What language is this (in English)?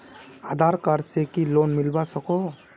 Magahi